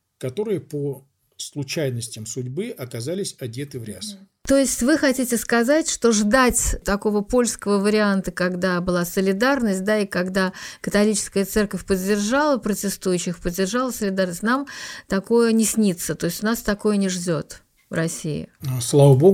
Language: Russian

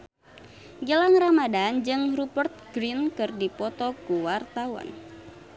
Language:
Sundanese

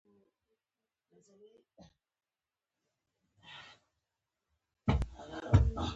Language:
Pashto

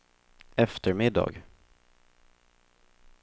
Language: Swedish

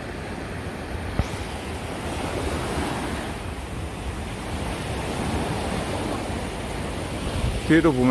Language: Korean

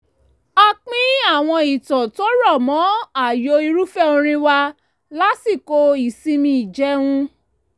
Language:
Yoruba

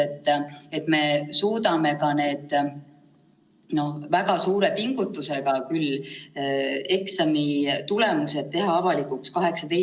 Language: Estonian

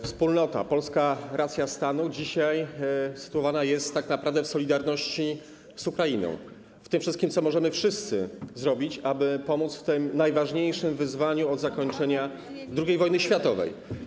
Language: Polish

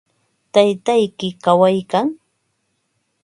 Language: Ambo-Pasco Quechua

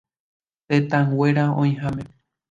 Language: Guarani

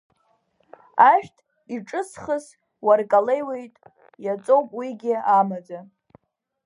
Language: Abkhazian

